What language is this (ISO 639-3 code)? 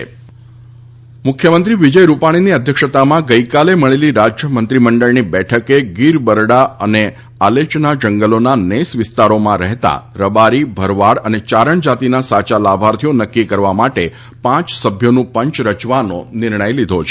guj